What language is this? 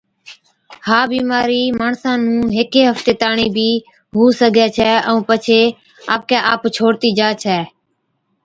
Od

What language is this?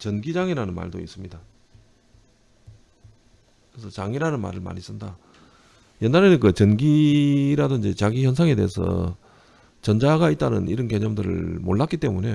Korean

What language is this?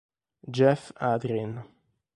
Italian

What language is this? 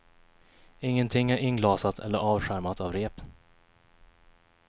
Swedish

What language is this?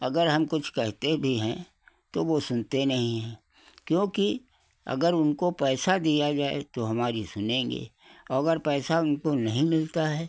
Hindi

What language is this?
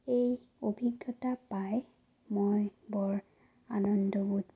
Assamese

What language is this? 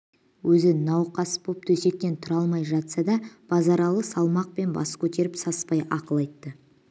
Kazakh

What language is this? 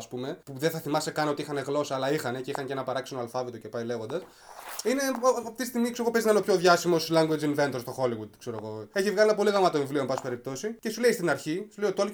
Greek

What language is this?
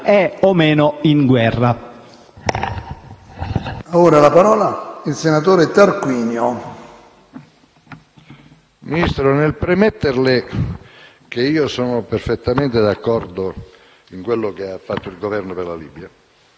Italian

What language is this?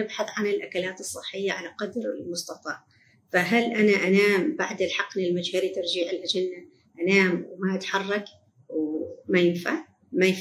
Arabic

